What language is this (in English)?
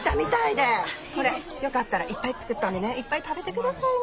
Japanese